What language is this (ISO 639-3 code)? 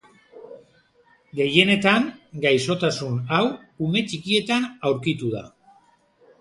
eus